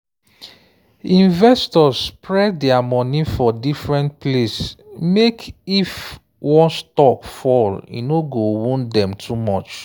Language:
Nigerian Pidgin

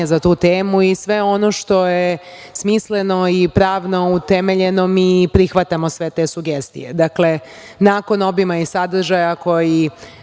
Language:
Serbian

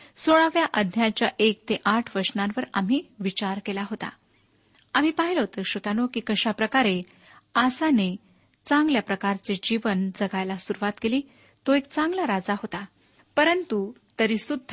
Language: Marathi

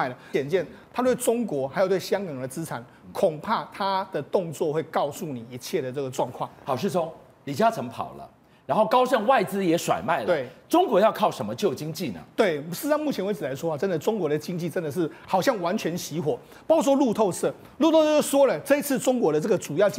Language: Chinese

